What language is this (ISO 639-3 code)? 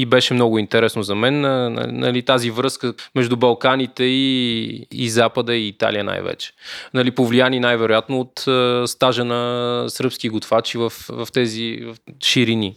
bul